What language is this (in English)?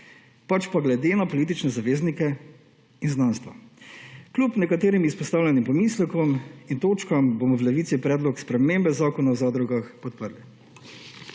Slovenian